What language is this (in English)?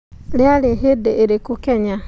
Kikuyu